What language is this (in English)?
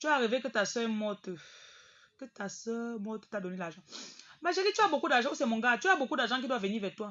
French